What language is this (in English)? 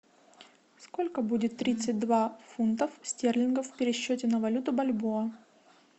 Russian